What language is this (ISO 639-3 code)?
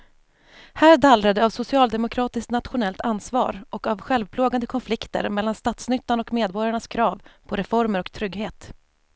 swe